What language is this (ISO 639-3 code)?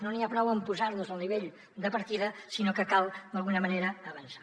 cat